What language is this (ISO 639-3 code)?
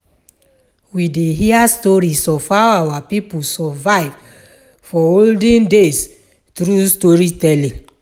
pcm